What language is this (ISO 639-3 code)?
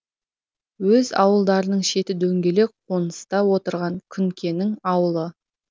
kaz